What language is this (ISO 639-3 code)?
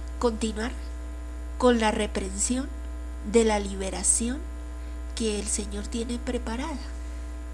spa